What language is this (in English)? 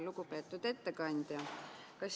Estonian